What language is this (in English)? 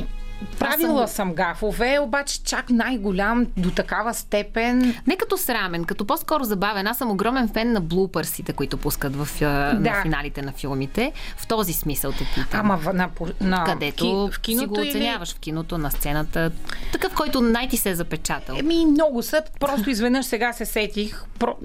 Bulgarian